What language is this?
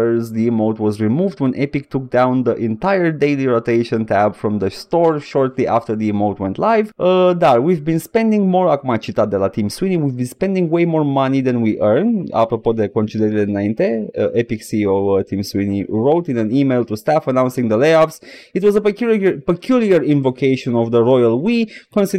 Romanian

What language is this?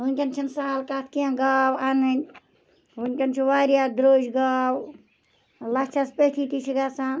Kashmiri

